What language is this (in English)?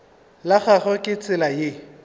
Northern Sotho